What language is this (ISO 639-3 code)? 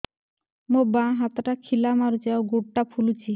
ori